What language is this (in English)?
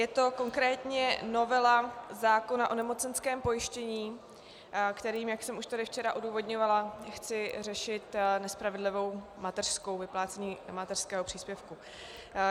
Czech